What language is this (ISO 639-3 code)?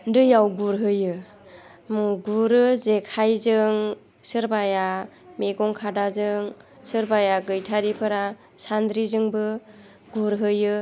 brx